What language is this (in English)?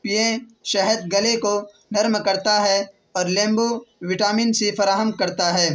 Urdu